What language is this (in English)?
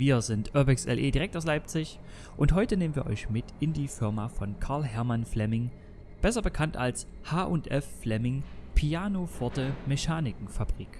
German